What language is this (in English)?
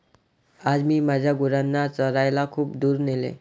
Marathi